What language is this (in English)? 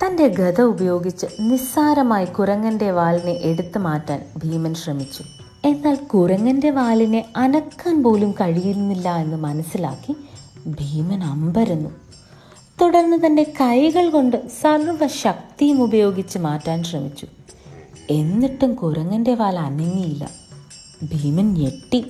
Malayalam